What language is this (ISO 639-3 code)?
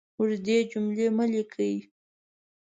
pus